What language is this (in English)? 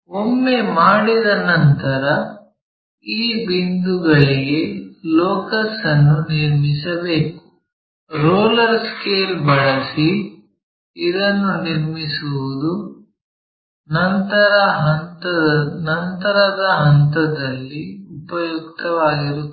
Kannada